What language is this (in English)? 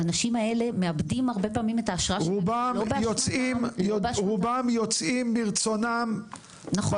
Hebrew